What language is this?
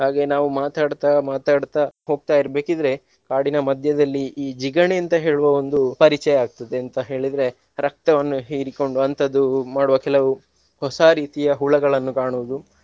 Kannada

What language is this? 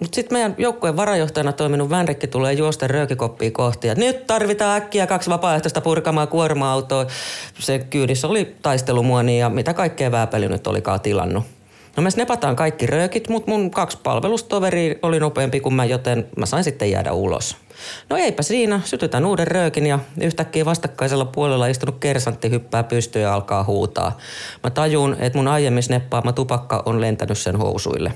Finnish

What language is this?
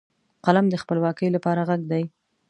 Pashto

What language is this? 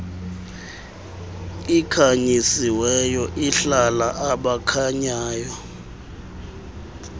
Xhosa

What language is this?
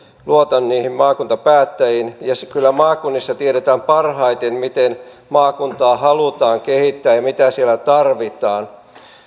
Finnish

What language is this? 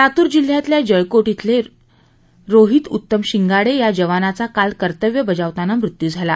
Marathi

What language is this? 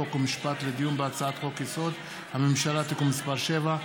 Hebrew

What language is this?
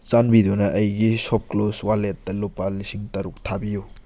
Manipuri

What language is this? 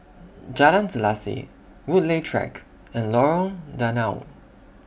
English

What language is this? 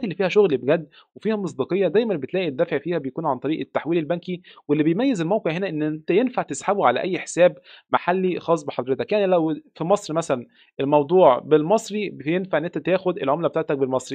Arabic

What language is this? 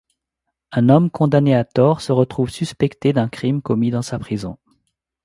French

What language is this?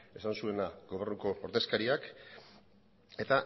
Basque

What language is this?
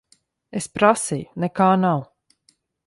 Latvian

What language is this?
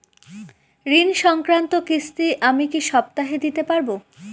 Bangla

